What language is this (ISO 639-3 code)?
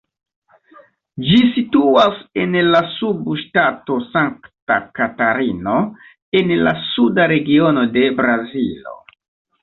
epo